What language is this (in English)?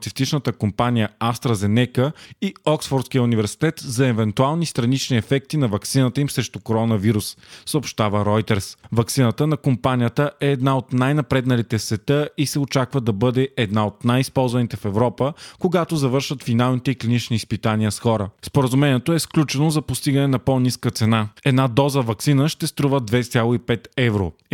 Bulgarian